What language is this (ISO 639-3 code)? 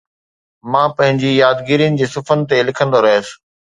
snd